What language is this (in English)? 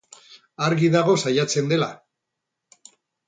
Basque